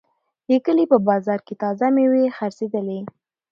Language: Pashto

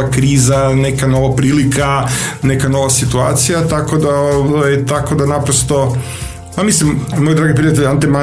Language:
Croatian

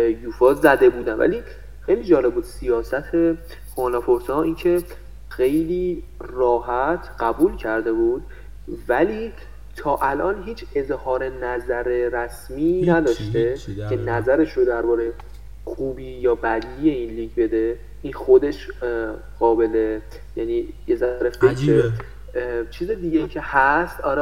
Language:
Persian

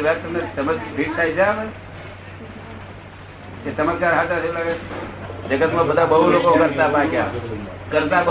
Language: Gujarati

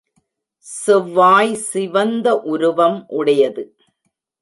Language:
Tamil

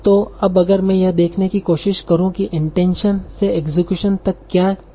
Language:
Hindi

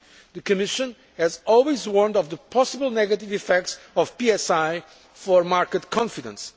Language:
English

